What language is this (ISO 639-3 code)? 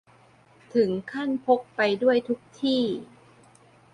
tha